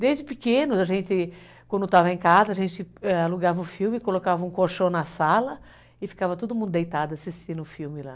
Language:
Portuguese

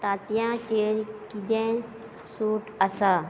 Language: Konkani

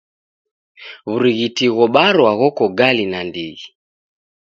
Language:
Taita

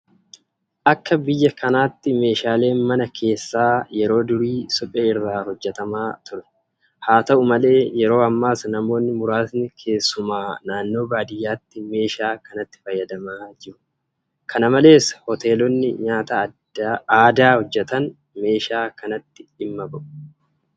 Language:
Oromo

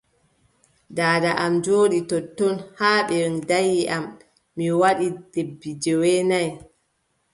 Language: Adamawa Fulfulde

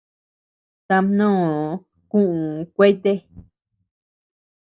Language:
Tepeuxila Cuicatec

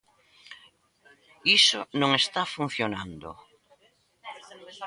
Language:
Galician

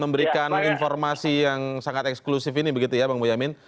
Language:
Indonesian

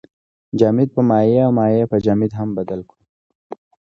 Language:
Pashto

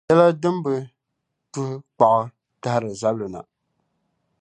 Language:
Dagbani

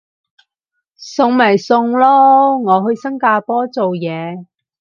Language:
Cantonese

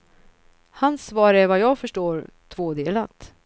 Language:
Swedish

